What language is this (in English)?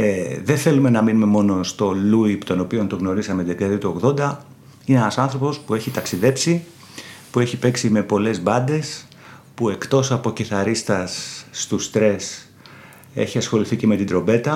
Greek